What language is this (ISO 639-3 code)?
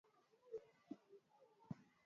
swa